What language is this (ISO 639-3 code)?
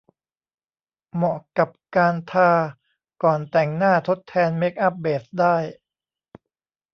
tha